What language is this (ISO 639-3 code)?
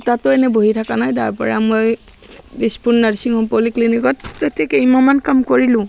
asm